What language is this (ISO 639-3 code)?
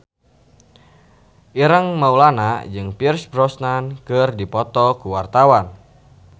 sun